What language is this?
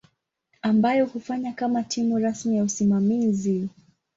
Swahili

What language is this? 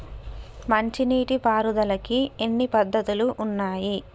Telugu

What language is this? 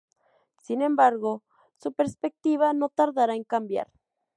Spanish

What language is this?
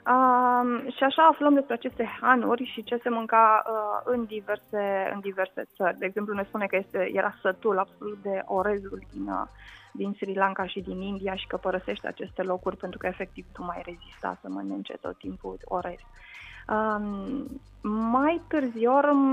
Romanian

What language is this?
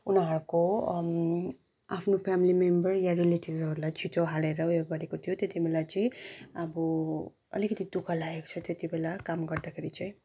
Nepali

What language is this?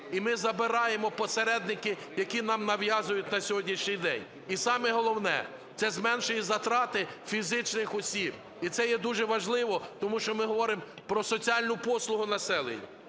Ukrainian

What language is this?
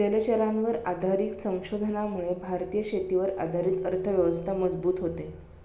Marathi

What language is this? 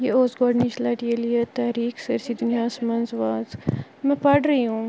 Kashmiri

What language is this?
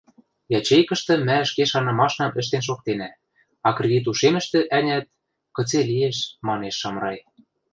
Western Mari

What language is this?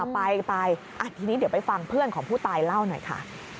Thai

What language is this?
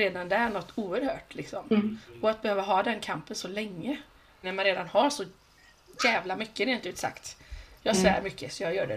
Swedish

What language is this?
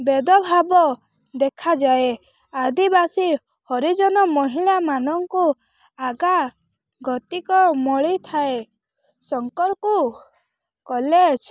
Odia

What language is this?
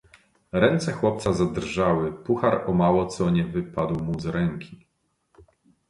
Polish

